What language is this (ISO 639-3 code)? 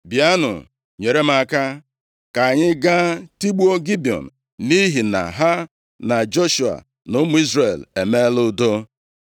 ibo